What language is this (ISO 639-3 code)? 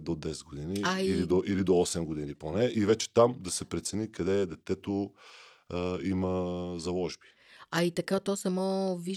bul